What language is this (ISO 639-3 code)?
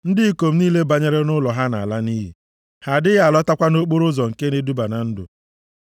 ibo